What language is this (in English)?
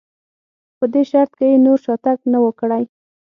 Pashto